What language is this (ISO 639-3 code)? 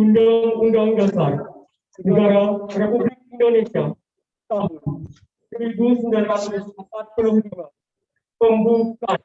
ind